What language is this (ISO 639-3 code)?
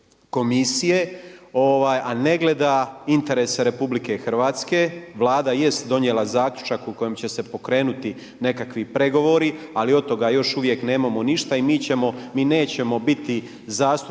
hrv